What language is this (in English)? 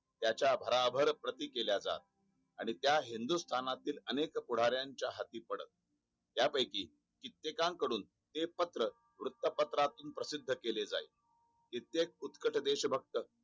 Marathi